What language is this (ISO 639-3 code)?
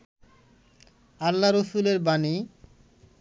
ben